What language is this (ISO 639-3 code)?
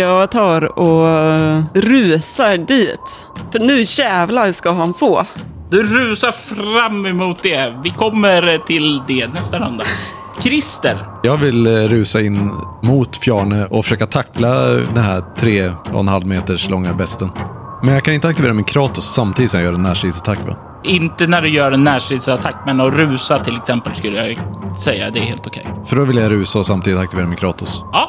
swe